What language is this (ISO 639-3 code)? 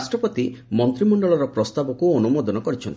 ori